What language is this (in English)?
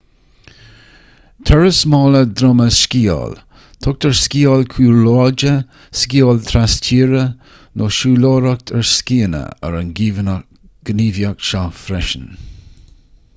Irish